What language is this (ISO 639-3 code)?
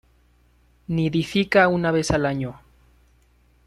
spa